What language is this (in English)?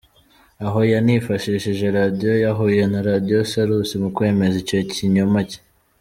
Kinyarwanda